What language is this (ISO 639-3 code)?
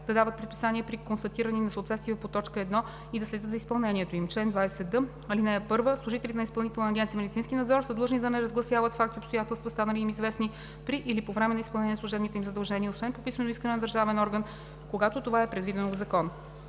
bul